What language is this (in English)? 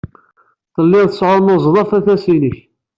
Kabyle